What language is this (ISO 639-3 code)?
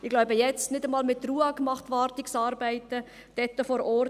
gsw